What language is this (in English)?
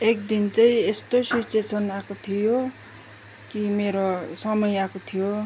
Nepali